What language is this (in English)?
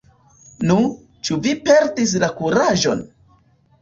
Esperanto